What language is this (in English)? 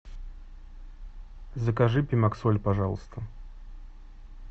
Russian